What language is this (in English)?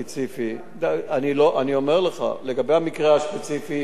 Hebrew